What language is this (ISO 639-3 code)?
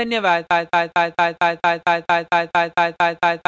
hin